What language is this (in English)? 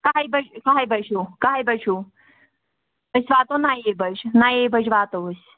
Kashmiri